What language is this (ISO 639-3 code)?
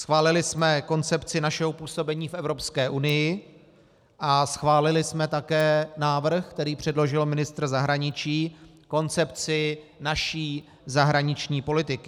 ces